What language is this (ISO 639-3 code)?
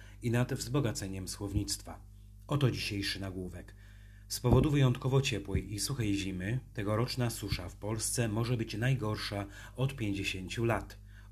pol